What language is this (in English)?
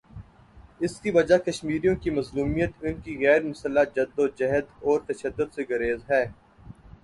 Urdu